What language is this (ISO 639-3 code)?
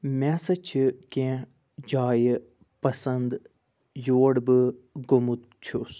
kas